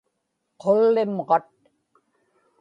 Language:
Inupiaq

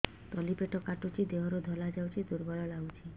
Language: Odia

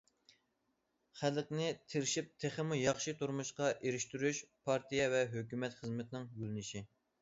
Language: Uyghur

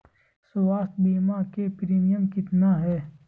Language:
Magahi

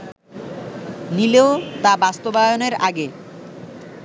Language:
Bangla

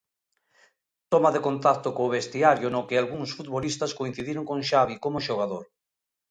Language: Galician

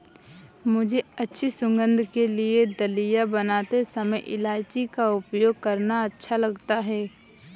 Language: Hindi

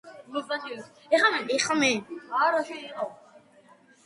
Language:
Georgian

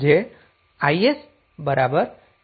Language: Gujarati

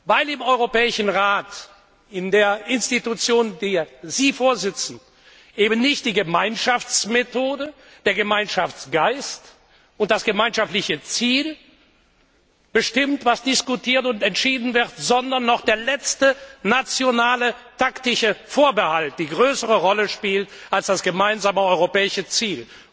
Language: German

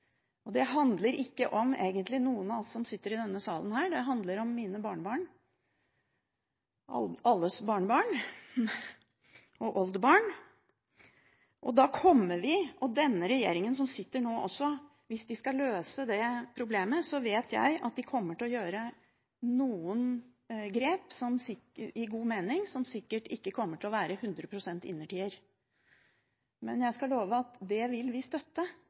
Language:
Norwegian Bokmål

